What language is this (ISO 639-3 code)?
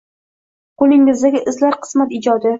uzb